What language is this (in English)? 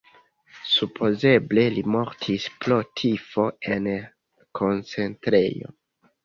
Esperanto